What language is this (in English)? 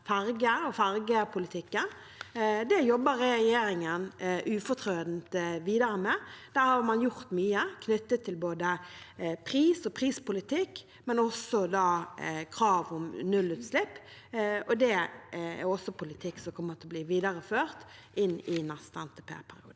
Norwegian